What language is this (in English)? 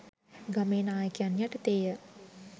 Sinhala